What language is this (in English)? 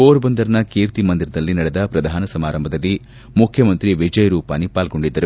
Kannada